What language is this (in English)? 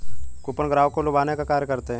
Hindi